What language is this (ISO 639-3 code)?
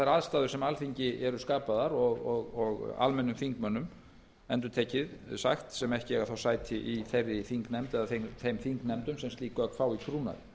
isl